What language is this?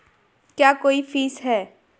Hindi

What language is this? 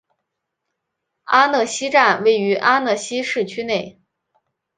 Chinese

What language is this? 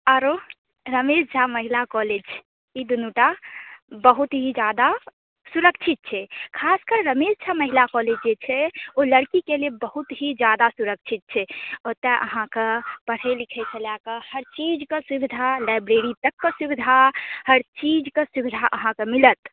Maithili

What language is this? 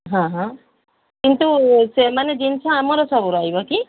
Odia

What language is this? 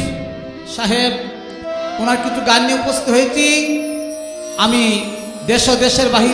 Bangla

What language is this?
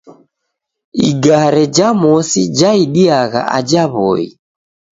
Taita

